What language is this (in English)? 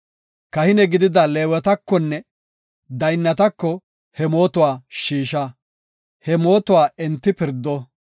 Gofa